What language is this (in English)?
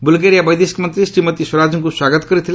Odia